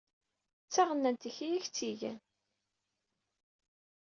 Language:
Kabyle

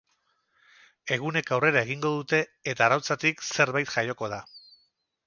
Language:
Basque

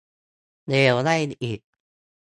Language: Thai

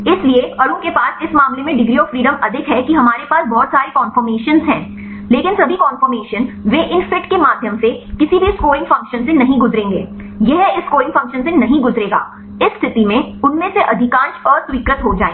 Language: Hindi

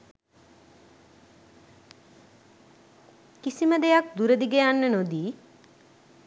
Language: Sinhala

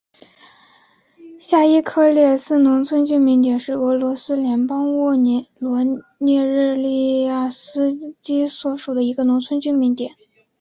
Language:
Chinese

